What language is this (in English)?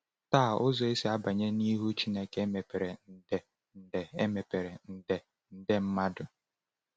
Igbo